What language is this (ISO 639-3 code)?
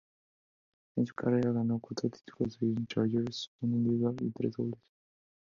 spa